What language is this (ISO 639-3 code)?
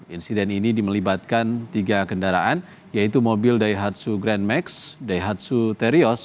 ind